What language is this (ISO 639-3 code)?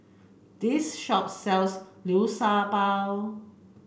eng